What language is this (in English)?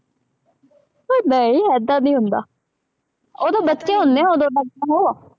Punjabi